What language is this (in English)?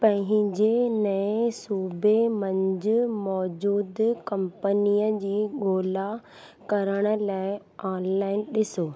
Sindhi